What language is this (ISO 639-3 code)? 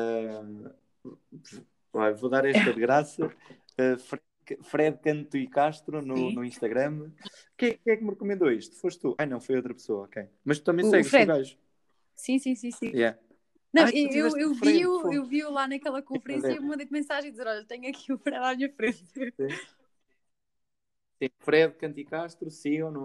por